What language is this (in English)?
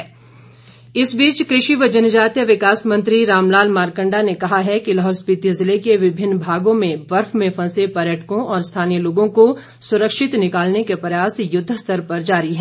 Hindi